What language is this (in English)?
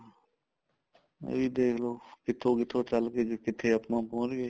Punjabi